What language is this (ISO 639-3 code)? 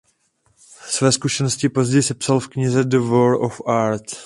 ces